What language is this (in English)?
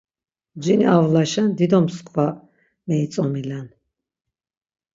Laz